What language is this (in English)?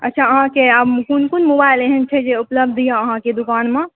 Maithili